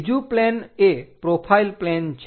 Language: Gujarati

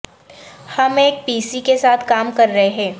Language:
Urdu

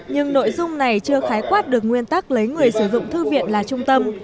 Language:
Vietnamese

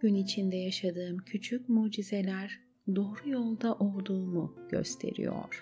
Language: Turkish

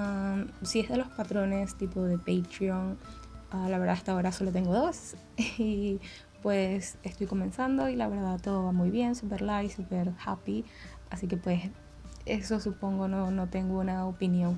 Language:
Spanish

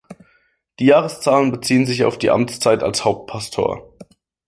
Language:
German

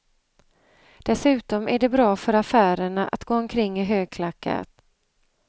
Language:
Swedish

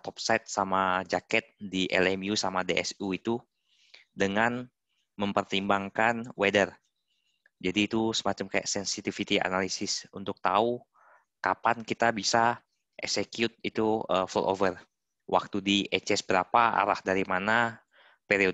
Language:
Indonesian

